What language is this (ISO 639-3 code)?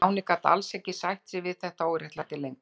isl